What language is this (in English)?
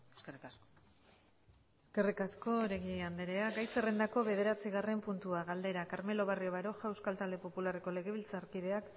Basque